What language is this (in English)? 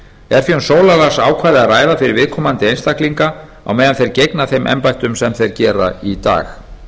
Icelandic